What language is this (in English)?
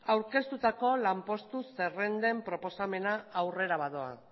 Basque